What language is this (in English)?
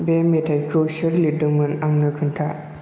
Bodo